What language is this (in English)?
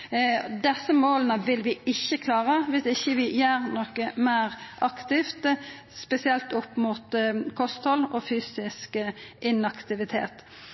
Norwegian Nynorsk